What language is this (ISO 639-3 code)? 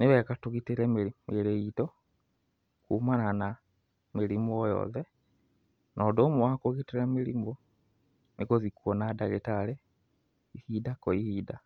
kik